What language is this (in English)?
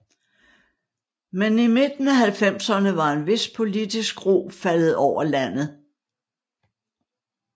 Danish